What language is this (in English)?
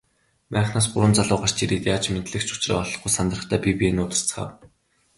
Mongolian